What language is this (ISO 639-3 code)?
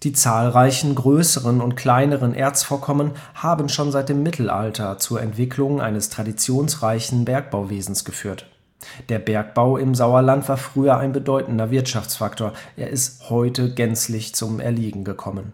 deu